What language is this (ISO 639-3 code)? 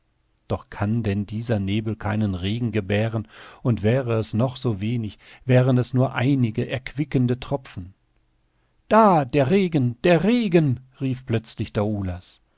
deu